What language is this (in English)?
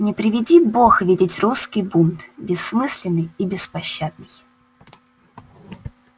Russian